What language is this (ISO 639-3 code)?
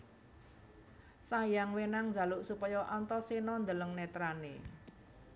jav